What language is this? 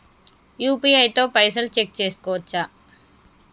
Telugu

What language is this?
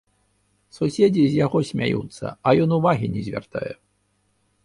Belarusian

